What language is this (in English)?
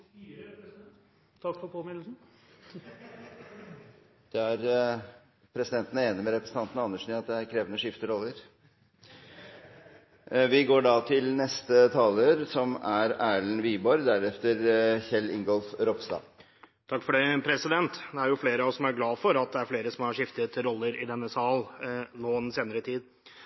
Norwegian